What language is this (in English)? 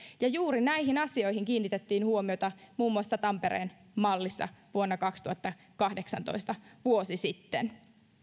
Finnish